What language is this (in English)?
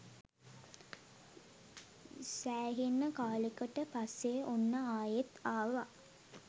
Sinhala